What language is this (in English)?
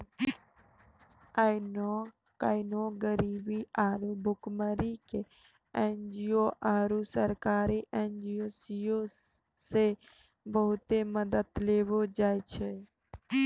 Maithili